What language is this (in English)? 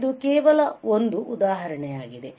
Kannada